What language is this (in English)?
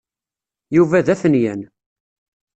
Kabyle